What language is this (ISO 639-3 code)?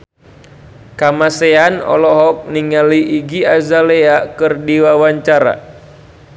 sun